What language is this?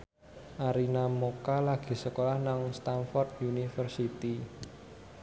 Javanese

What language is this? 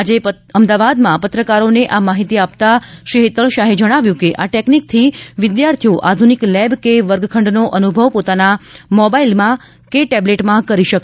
Gujarati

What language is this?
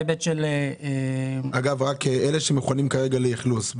Hebrew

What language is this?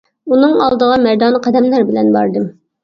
Uyghur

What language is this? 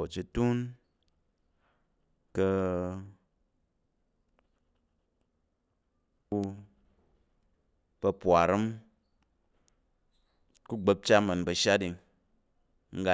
Tarok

